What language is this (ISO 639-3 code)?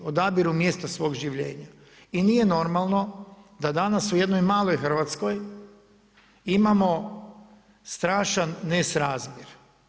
hrv